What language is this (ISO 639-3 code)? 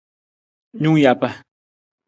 nmz